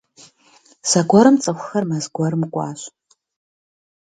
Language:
Kabardian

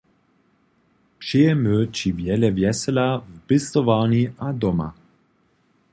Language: Upper Sorbian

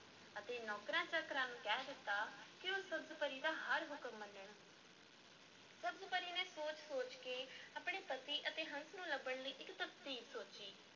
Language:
Punjabi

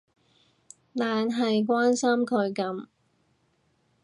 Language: Cantonese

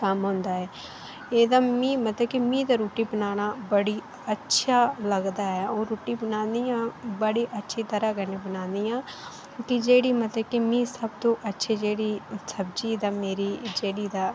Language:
Dogri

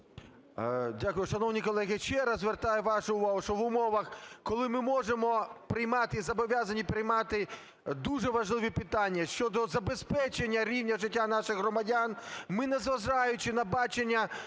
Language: Ukrainian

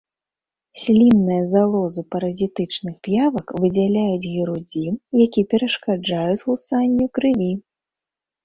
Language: Belarusian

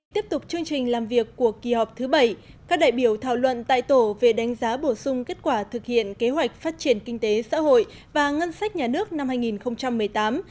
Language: Vietnamese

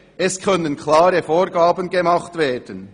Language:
Swiss German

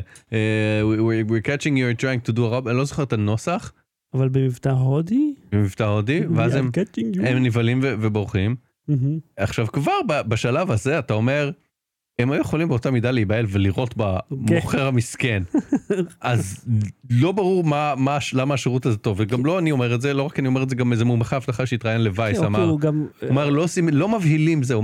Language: Hebrew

